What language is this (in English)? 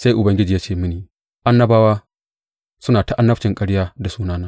Hausa